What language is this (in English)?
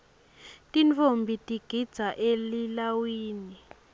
Swati